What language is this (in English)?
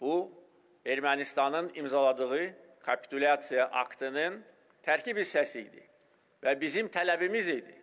Turkish